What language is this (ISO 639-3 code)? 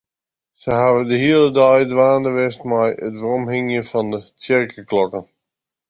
fry